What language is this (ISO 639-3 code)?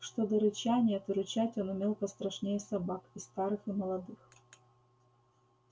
rus